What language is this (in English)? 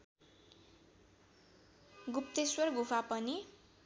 Nepali